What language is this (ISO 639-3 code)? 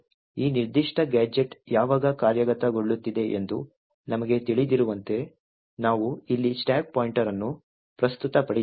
kan